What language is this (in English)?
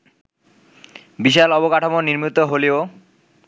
Bangla